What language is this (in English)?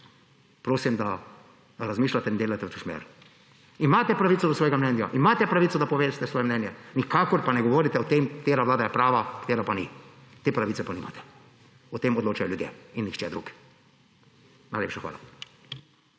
Slovenian